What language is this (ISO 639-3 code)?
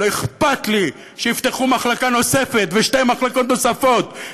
heb